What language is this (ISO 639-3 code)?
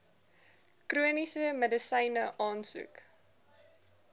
afr